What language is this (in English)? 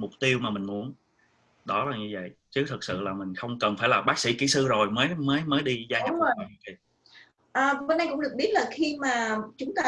Vietnamese